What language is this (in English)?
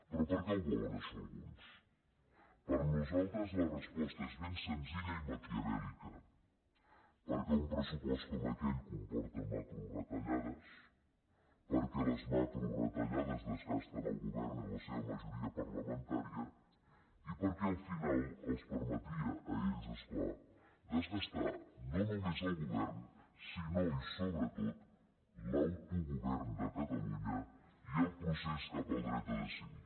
Catalan